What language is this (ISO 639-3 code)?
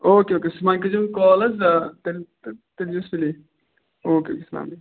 kas